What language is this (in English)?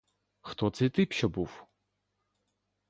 Ukrainian